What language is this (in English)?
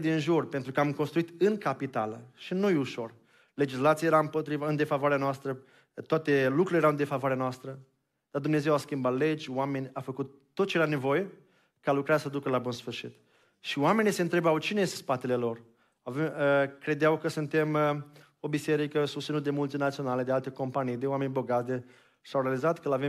Romanian